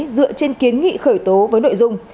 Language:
Vietnamese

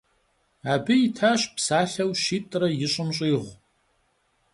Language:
Kabardian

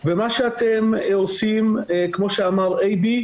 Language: Hebrew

